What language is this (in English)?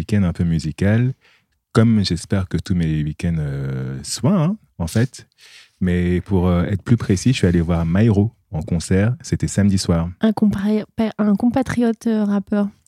French